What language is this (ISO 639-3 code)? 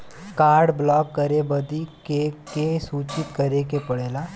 bho